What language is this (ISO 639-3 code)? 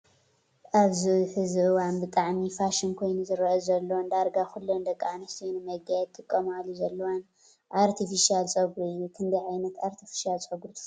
tir